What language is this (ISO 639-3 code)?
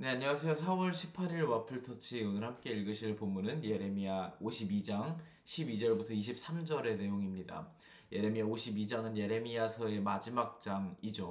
kor